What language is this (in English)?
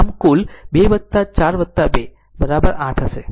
Gujarati